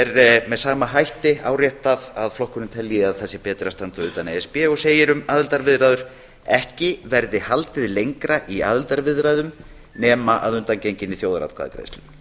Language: Icelandic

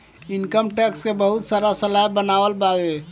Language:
Bhojpuri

